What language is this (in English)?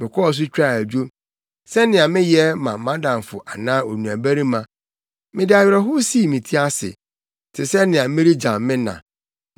Akan